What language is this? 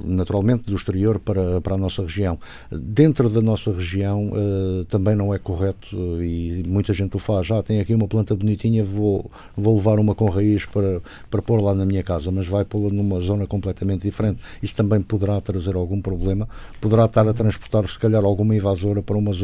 Portuguese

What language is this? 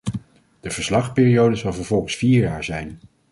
Dutch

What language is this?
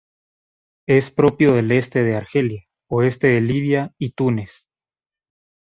Spanish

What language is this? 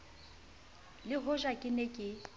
Southern Sotho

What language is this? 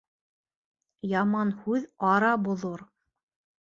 Bashkir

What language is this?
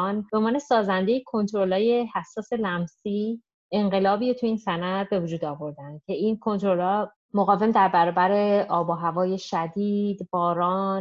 Persian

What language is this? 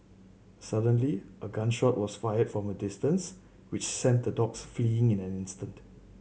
English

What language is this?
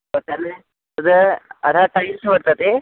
Sanskrit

